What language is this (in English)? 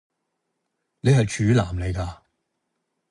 Cantonese